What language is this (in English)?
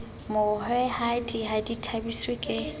Southern Sotho